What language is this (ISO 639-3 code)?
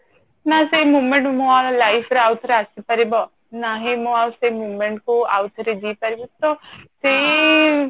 ori